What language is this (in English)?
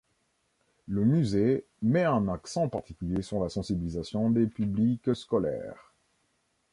French